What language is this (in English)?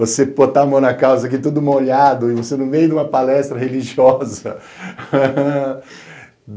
Portuguese